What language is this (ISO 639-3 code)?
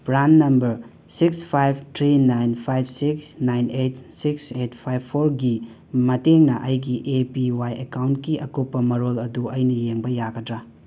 mni